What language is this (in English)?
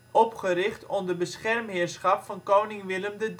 Dutch